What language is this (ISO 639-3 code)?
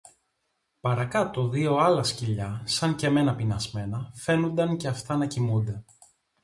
ell